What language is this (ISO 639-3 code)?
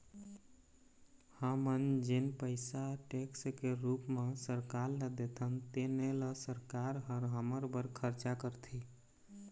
hne